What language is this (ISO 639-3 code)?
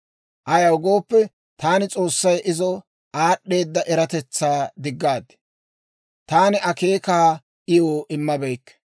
dwr